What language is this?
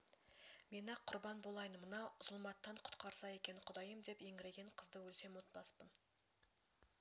Kazakh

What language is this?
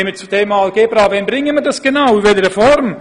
Swiss German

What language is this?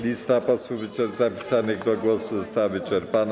Polish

